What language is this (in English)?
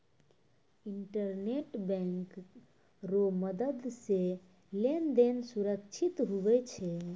Maithili